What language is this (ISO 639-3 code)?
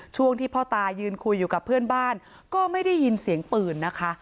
tha